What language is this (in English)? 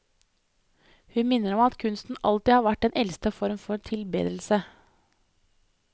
Norwegian